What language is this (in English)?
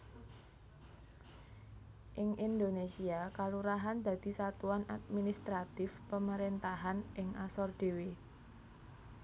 Javanese